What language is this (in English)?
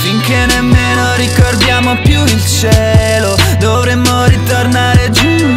Italian